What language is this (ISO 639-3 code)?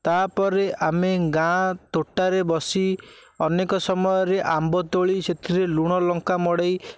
ori